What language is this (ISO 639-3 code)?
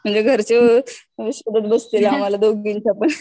mar